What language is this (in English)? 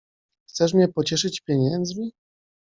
Polish